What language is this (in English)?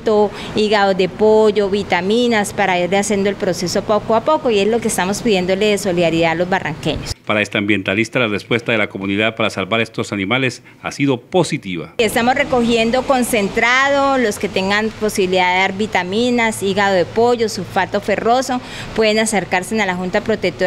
Spanish